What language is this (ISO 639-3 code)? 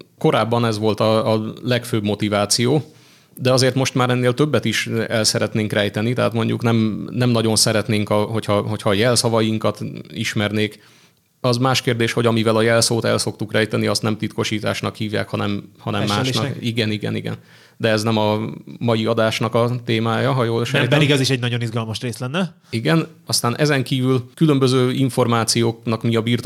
hun